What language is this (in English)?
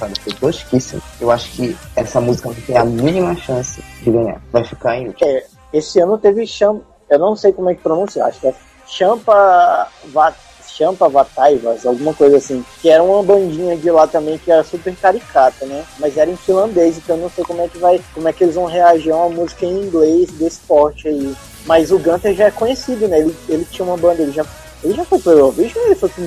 Portuguese